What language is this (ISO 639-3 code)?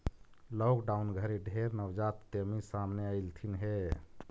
mag